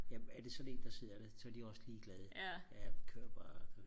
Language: Danish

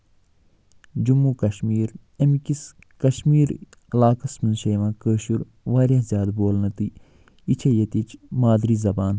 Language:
Kashmiri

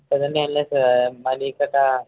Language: Telugu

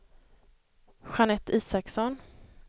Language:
Swedish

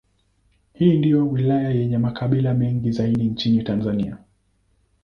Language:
Swahili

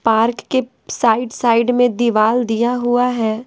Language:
Hindi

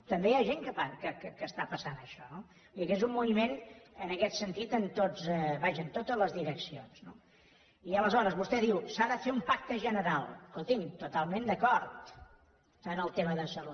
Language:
Catalan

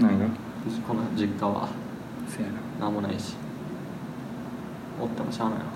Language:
Japanese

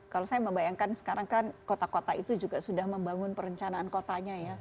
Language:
Indonesian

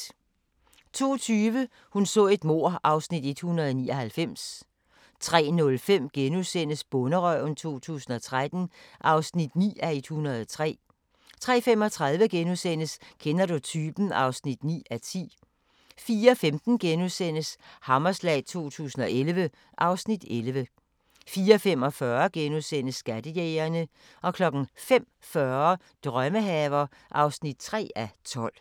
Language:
Danish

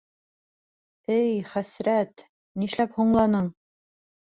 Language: Bashkir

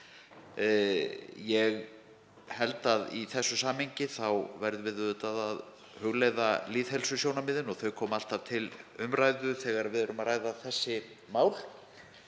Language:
Icelandic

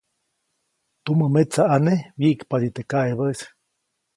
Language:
Copainalá Zoque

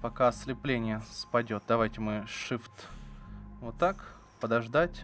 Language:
Russian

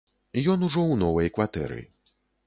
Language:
Belarusian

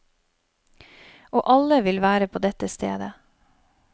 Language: Norwegian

